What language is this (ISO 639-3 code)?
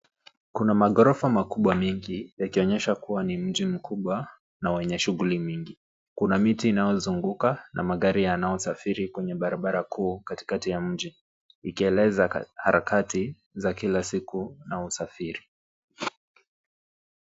swa